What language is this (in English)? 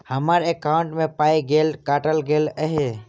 Maithili